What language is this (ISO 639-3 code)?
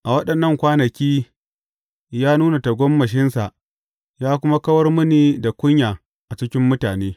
hau